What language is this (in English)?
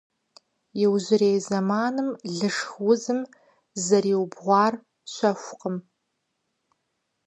Kabardian